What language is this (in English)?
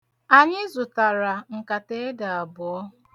Igbo